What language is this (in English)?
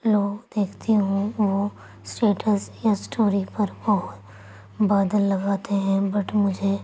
Urdu